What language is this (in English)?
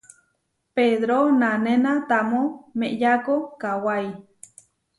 Huarijio